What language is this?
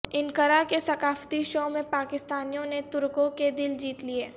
Urdu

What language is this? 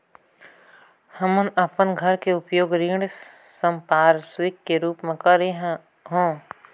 Chhattisgarhi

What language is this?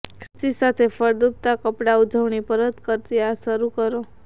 Gujarati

